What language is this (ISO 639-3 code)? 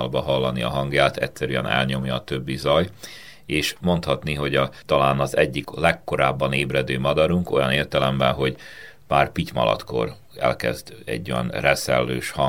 hun